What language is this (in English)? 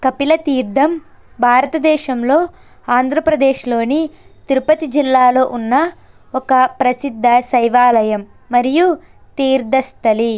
Telugu